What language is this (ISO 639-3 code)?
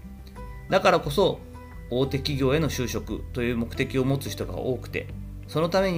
jpn